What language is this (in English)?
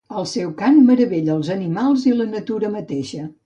Catalan